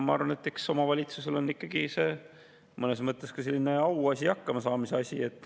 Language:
Estonian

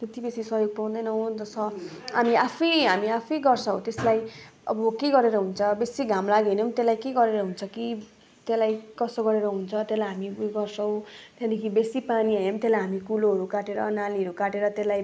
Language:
Nepali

